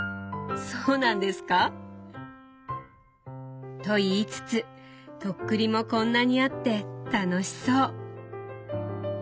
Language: Japanese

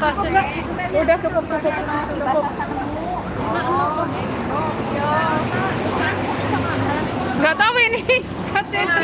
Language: Indonesian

